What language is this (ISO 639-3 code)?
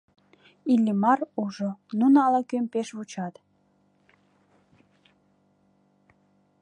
chm